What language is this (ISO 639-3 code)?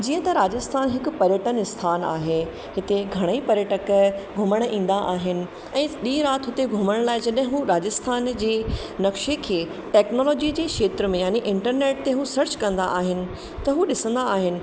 snd